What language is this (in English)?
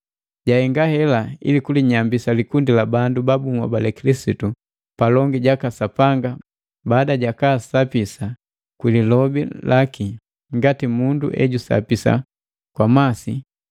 Matengo